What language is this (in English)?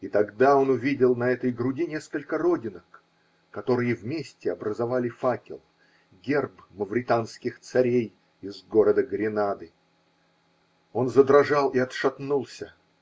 Russian